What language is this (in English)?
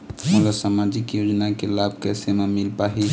Chhattisgarhi